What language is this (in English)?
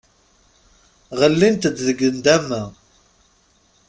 Kabyle